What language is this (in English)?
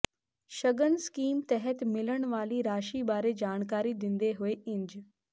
Punjabi